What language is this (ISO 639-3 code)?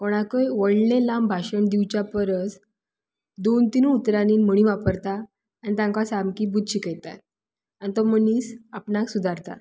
kok